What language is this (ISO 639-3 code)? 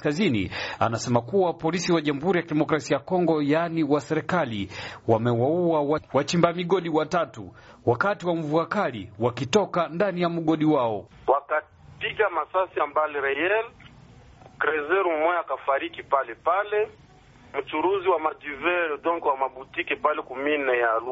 swa